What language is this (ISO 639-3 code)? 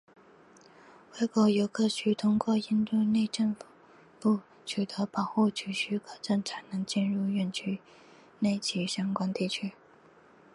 zho